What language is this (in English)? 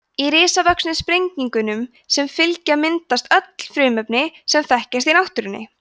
Icelandic